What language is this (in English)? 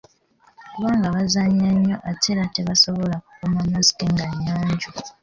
Ganda